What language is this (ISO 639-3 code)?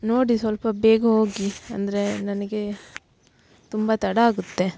kan